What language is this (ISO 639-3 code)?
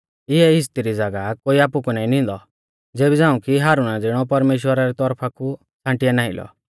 bfz